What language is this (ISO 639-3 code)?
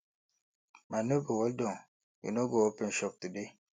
pcm